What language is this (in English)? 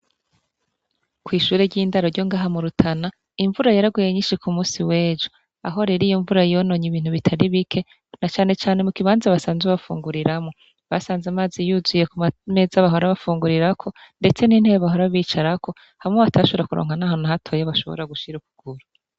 Rundi